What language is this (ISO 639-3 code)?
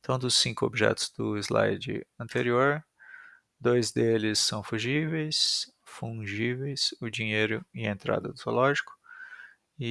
por